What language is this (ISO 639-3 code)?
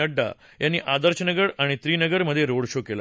mar